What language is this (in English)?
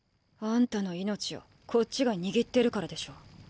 Japanese